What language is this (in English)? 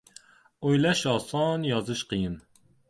Uzbek